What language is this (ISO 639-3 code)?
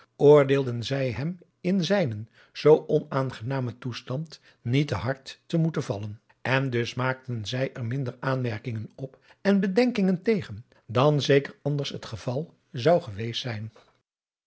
nld